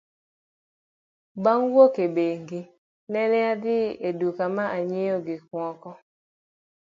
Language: Luo (Kenya and Tanzania)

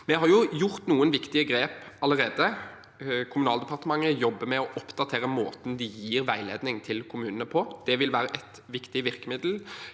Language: Norwegian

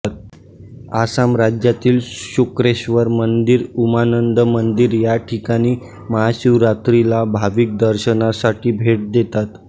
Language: Marathi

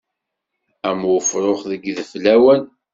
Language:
Kabyle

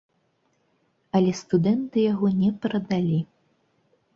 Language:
Belarusian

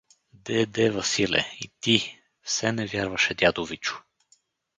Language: Bulgarian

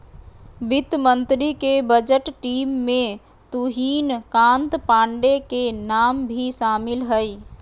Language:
Magahi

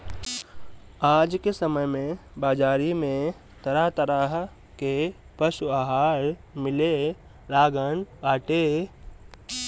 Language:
Bhojpuri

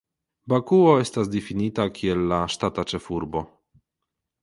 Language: Esperanto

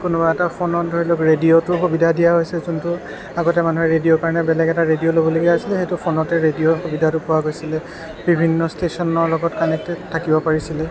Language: Assamese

